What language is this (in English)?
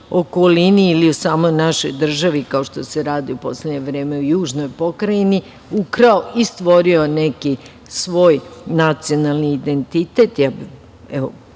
Serbian